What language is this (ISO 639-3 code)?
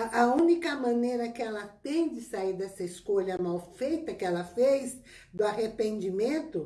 por